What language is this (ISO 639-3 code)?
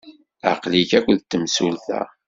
kab